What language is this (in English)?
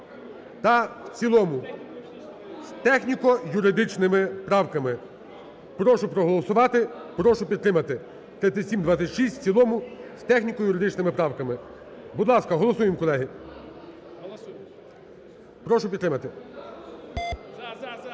Ukrainian